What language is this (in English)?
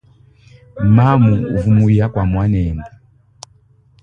Luba-Lulua